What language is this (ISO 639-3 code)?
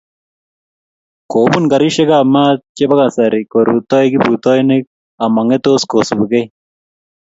kln